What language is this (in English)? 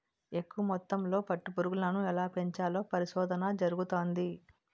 Telugu